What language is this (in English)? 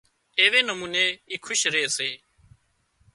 Wadiyara Koli